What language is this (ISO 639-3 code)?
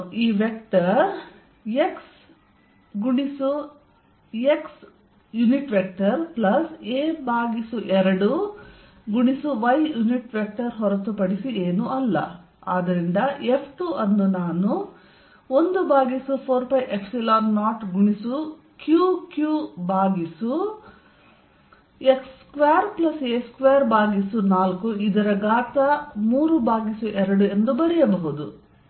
kan